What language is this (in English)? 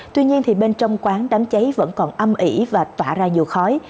Vietnamese